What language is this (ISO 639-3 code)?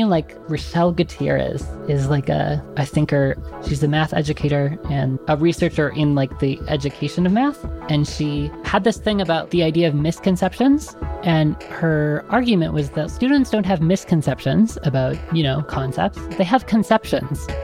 eng